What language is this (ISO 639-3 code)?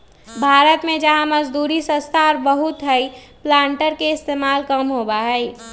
mag